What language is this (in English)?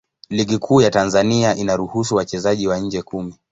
Swahili